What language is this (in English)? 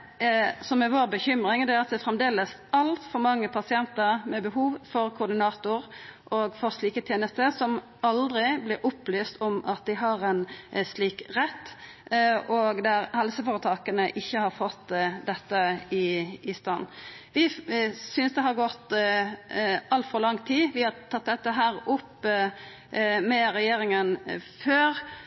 Norwegian Nynorsk